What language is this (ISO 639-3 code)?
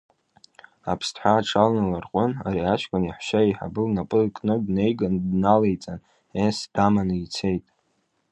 abk